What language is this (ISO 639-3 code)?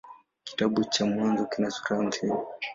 swa